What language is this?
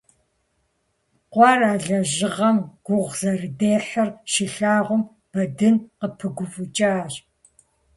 Kabardian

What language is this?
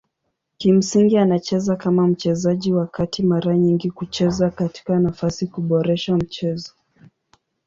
Swahili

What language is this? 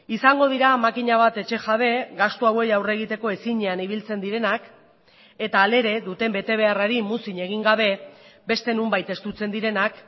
Basque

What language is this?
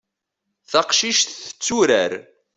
Kabyle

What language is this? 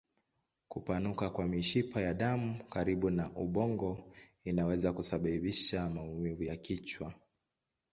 Swahili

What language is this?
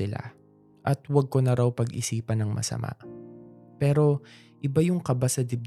Filipino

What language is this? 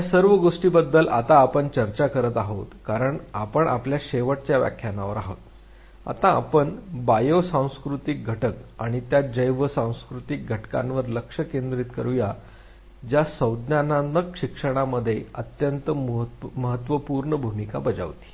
Marathi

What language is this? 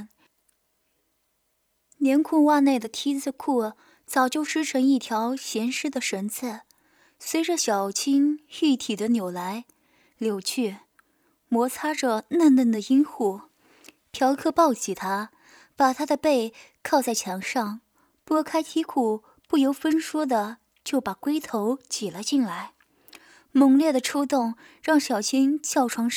Chinese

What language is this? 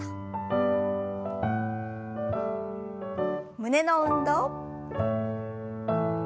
Japanese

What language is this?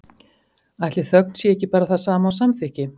Icelandic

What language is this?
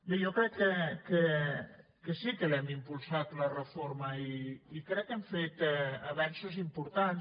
Catalan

